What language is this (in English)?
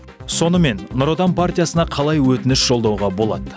Kazakh